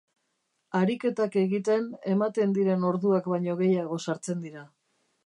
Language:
Basque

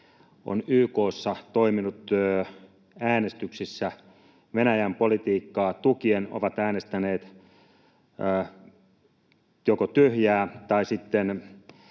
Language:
Finnish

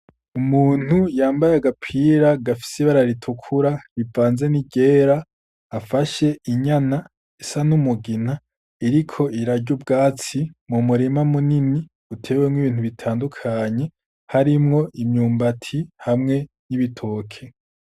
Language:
Rundi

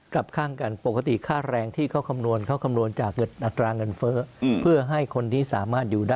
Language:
Thai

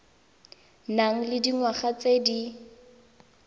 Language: Tswana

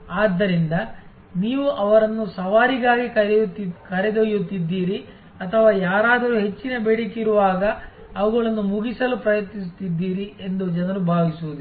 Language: Kannada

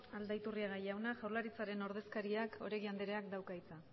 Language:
Basque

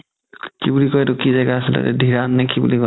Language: Assamese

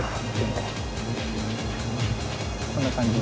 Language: Japanese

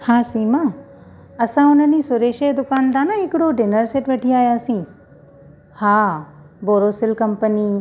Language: Sindhi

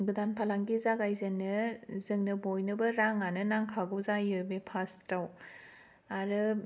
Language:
Bodo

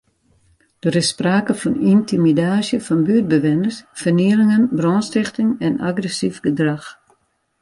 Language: Western Frisian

